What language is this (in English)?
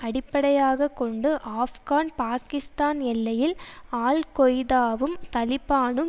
Tamil